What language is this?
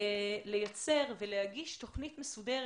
Hebrew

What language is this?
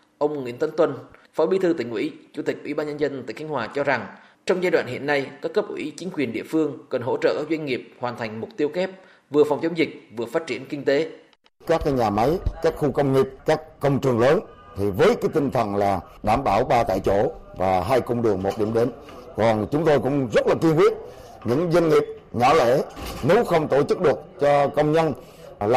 Vietnamese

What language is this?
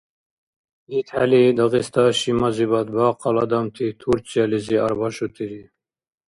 Dargwa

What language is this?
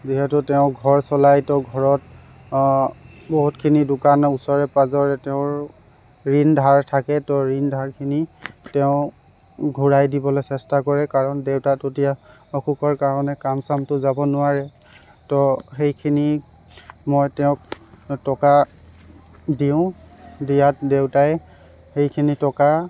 Assamese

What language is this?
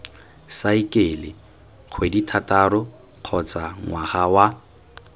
Tswana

